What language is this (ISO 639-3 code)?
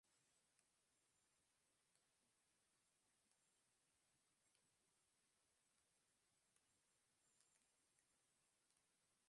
ben